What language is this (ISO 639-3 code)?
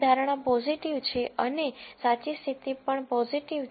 guj